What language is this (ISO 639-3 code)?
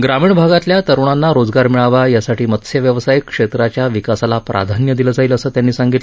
mar